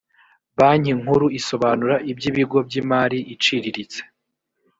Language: Kinyarwanda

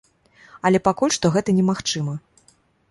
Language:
Belarusian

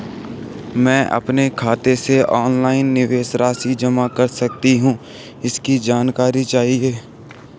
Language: Hindi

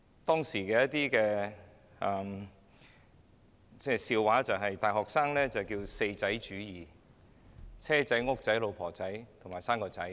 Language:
Cantonese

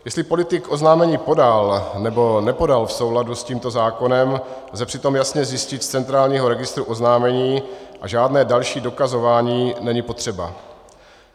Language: Czech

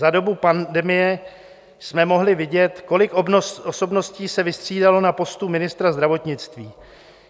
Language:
Czech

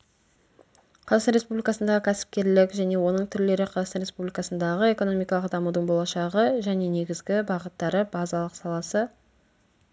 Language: Kazakh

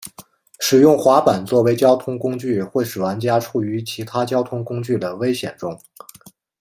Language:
Chinese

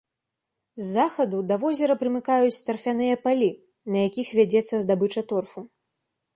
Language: Belarusian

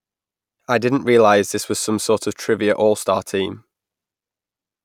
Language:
English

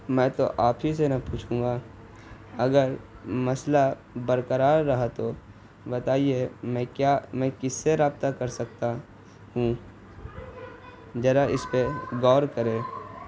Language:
Urdu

